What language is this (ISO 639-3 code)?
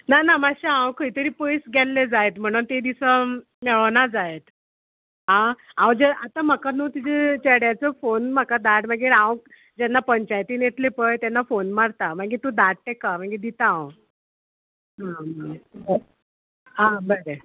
kok